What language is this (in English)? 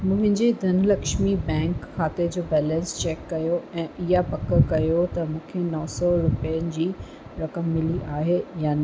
Sindhi